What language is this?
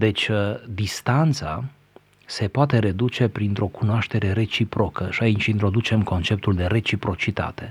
Romanian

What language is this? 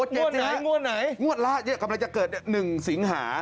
Thai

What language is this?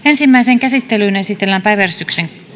Finnish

